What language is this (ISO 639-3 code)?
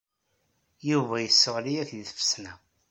kab